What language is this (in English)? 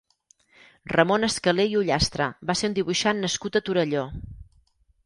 Catalan